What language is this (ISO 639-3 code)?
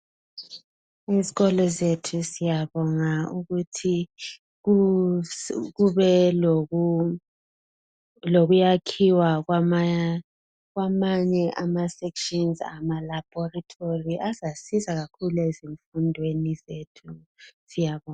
nde